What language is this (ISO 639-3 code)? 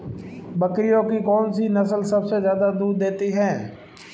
hin